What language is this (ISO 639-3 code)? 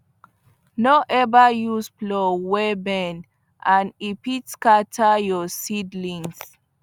pcm